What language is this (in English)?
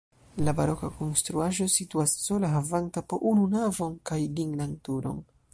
Esperanto